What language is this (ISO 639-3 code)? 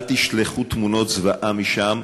heb